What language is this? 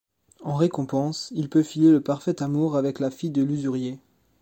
French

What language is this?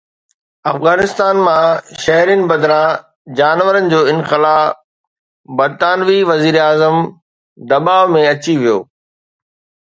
Sindhi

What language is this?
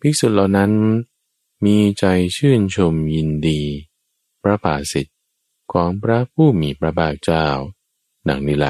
Thai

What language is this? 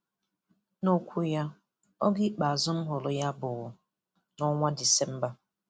Igbo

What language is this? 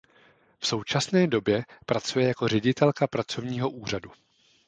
Czech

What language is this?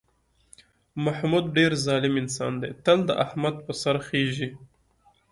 Pashto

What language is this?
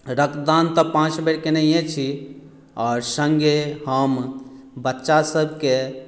Maithili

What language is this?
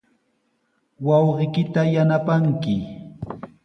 Sihuas Ancash Quechua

